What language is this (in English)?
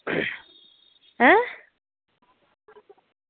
Dogri